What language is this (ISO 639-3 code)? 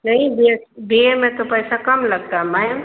hin